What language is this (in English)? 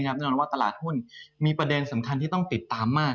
Thai